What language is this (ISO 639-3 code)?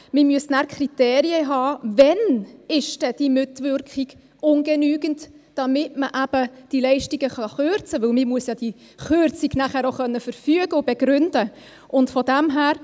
gsw